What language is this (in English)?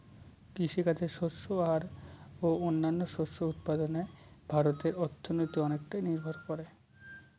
Bangla